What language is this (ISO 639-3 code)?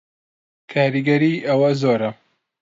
ckb